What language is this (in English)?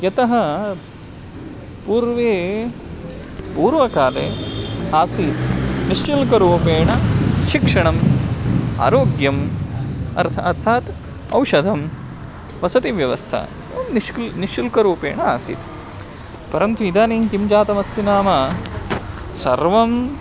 Sanskrit